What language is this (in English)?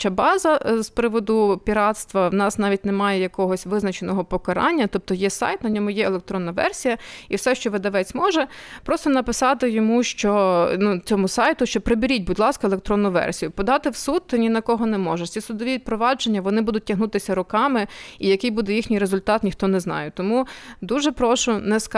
Ukrainian